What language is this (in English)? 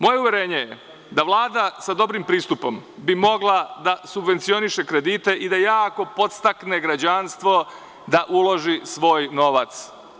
Serbian